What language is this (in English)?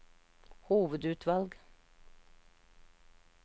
Norwegian